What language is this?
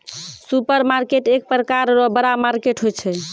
Maithili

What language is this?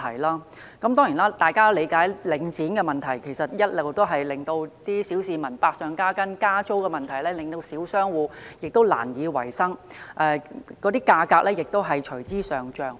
Cantonese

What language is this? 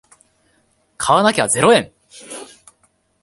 Japanese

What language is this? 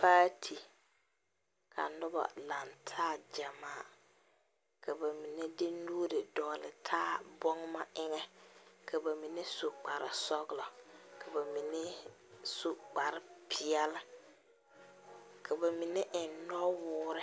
Southern Dagaare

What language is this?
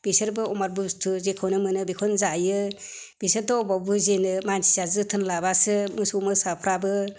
Bodo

